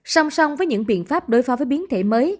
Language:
Vietnamese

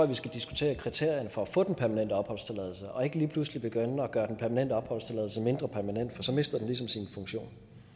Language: Danish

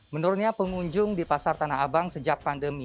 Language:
Indonesian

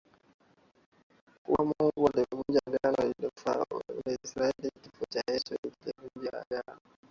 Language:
Swahili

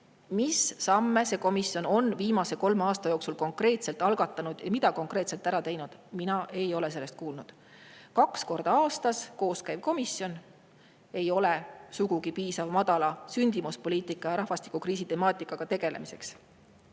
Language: Estonian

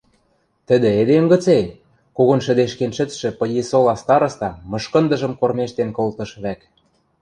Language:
Western Mari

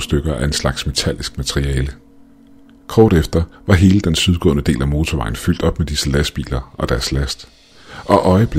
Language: Danish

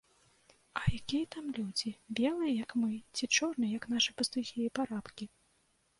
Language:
Belarusian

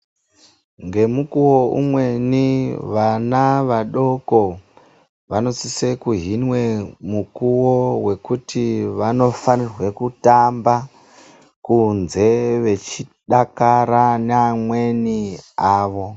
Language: Ndau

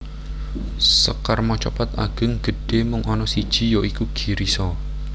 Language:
Javanese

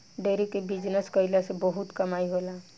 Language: Bhojpuri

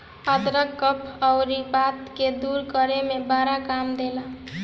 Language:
Bhojpuri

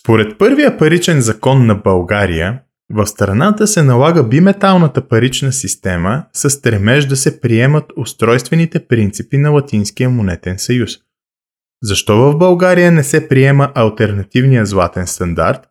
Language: Bulgarian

